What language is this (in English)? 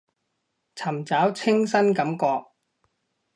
Cantonese